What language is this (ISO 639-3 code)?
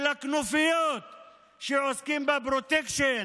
heb